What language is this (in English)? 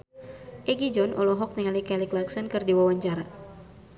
Sundanese